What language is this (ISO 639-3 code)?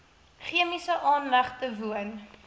afr